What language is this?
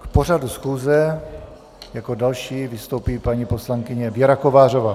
Czech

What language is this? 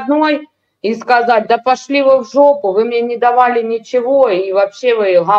Russian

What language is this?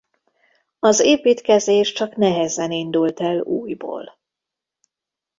Hungarian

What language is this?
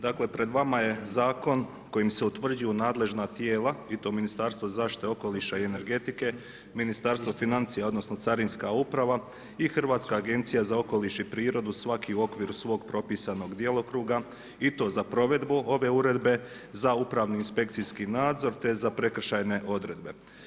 Croatian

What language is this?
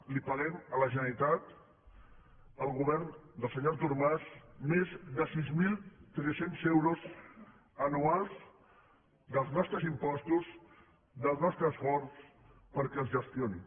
Catalan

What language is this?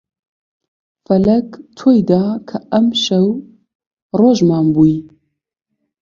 Central Kurdish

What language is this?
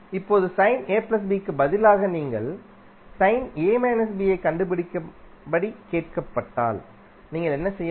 Tamil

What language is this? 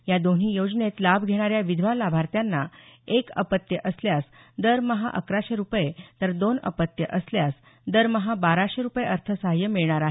Marathi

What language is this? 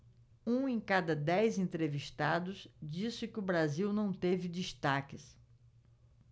Portuguese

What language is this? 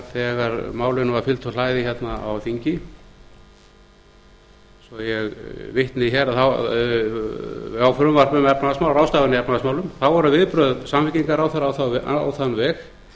Icelandic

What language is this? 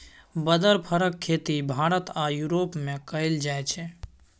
Maithili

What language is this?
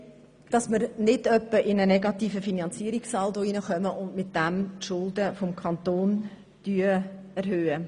Swiss German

